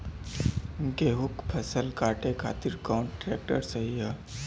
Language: Bhojpuri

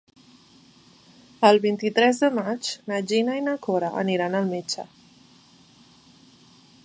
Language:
Catalan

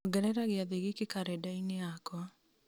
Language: Kikuyu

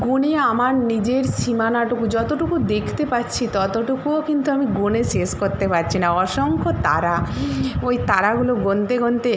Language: Bangla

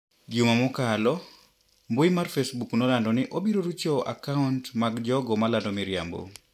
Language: Luo (Kenya and Tanzania)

